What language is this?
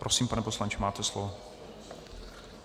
Czech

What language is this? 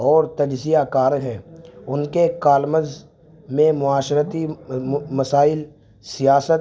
Urdu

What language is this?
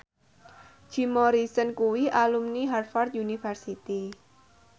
Javanese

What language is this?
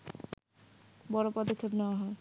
Bangla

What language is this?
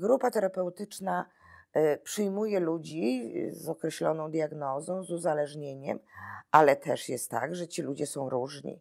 Polish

